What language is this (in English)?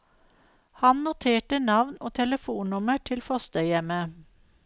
Norwegian